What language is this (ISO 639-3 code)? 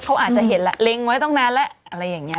tha